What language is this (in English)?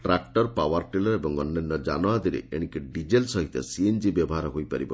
Odia